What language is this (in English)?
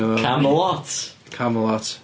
Welsh